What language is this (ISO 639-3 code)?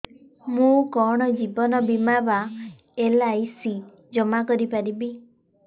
ori